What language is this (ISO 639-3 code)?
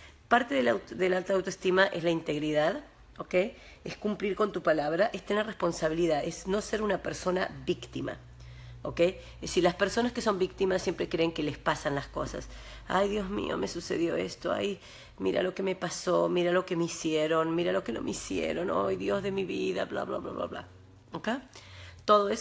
spa